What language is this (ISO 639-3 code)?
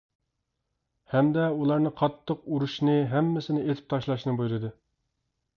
uig